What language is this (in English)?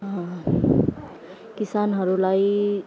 Nepali